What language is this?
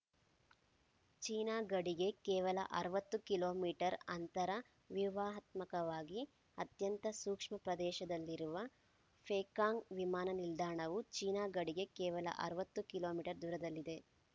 Kannada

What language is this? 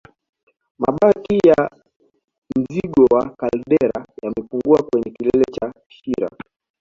Swahili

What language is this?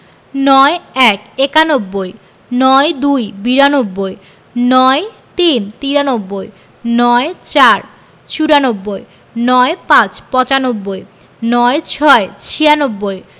Bangla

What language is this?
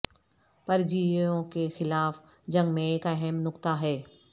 Urdu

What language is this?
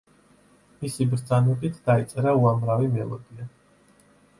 Georgian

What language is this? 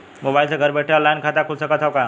Bhojpuri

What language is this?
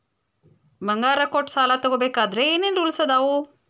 Kannada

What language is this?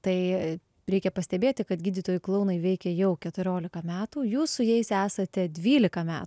Lithuanian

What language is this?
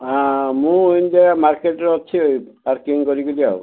Odia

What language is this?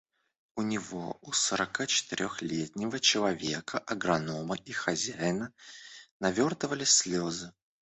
Russian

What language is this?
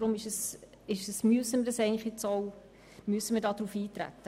Swiss German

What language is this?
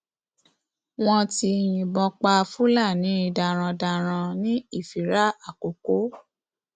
Yoruba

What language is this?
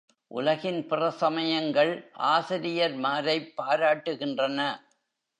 Tamil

